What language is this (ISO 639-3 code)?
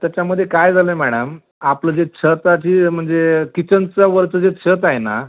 mar